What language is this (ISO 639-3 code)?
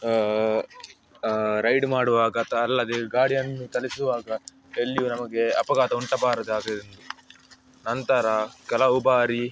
kan